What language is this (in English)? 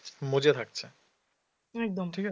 Bangla